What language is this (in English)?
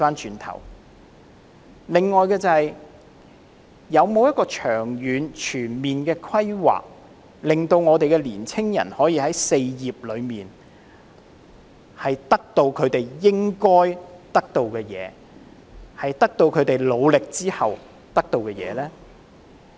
Cantonese